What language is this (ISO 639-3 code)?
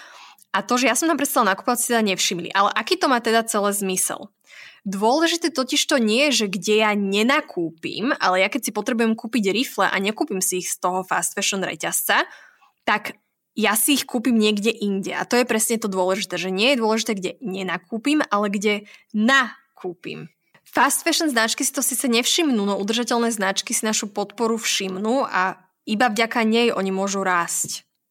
slk